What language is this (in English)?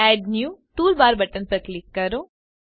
Gujarati